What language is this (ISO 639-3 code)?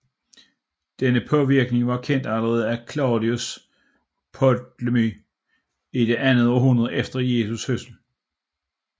dan